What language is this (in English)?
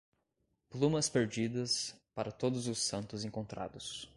Portuguese